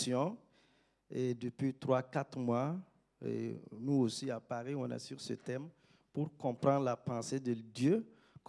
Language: French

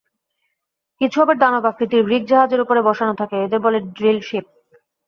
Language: Bangla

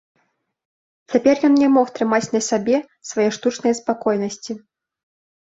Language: Belarusian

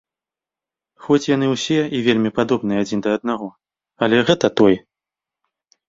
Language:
Belarusian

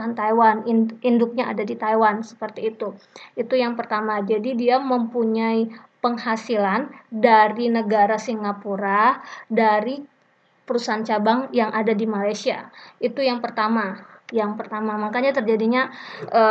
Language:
Indonesian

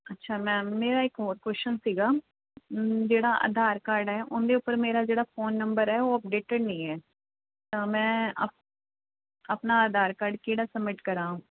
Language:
Punjabi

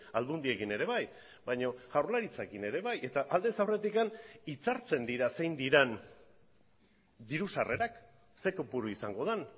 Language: Basque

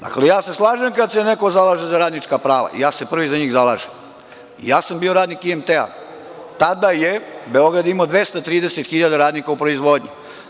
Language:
Serbian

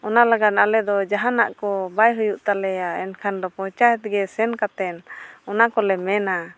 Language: Santali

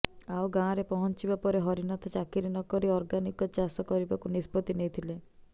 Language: Odia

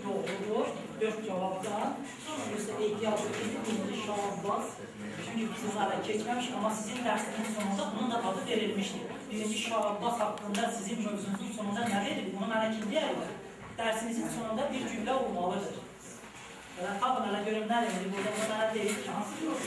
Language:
Turkish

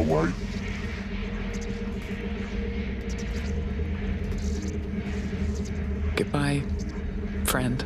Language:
English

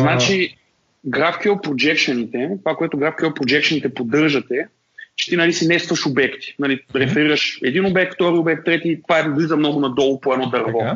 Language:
Bulgarian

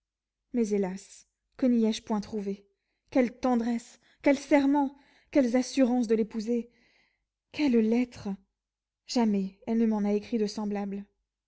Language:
French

